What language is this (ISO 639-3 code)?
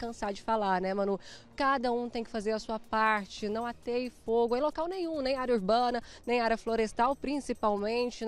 por